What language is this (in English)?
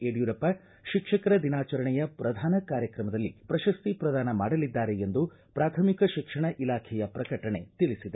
Kannada